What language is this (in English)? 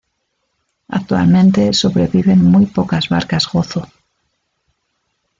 Spanish